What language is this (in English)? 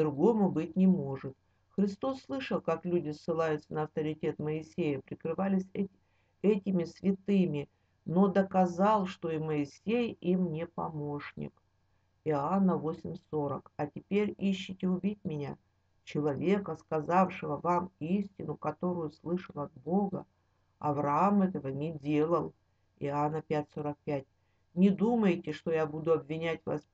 Russian